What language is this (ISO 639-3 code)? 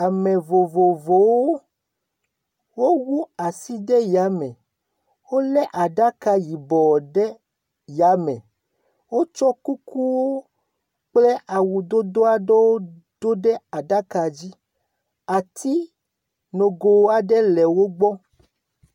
ewe